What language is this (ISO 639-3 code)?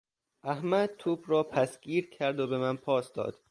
fas